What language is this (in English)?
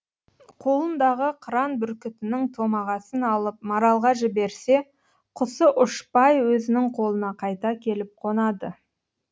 Kazakh